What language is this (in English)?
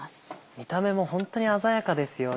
Japanese